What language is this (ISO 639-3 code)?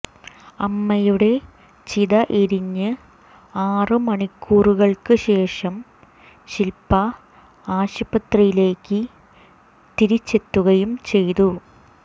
mal